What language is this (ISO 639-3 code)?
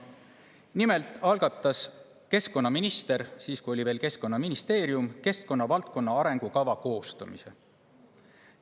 est